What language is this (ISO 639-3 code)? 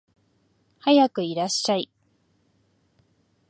jpn